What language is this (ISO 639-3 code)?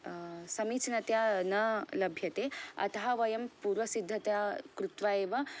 san